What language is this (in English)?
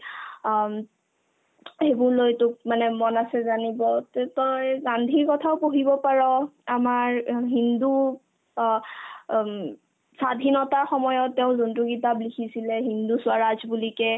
Assamese